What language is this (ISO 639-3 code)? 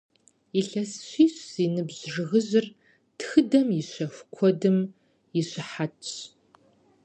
kbd